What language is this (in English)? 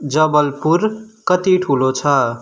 Nepali